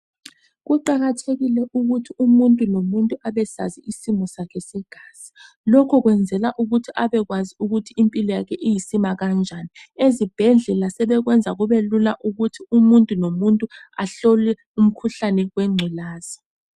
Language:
North Ndebele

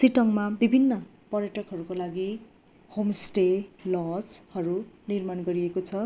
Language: Nepali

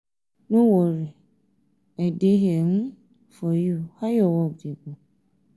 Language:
Nigerian Pidgin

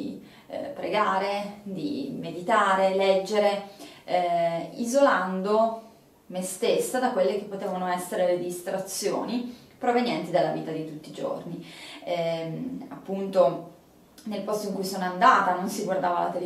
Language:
Italian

